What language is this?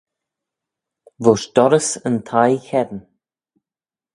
Manx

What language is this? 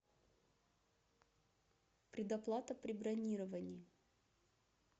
Russian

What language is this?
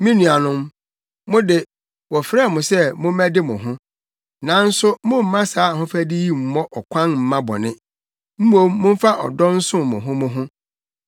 Akan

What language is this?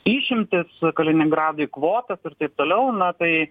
Lithuanian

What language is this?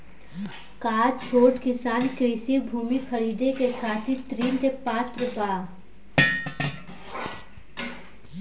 Bhojpuri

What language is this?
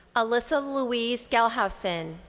English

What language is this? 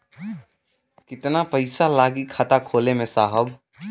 Bhojpuri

